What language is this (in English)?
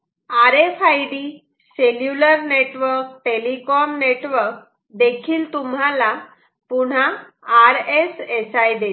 Marathi